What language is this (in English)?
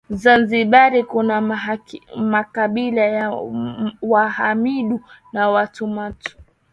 Swahili